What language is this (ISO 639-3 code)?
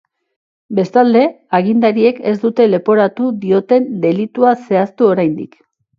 eus